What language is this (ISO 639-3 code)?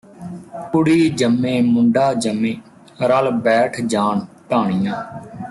pan